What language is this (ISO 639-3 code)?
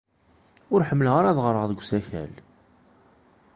kab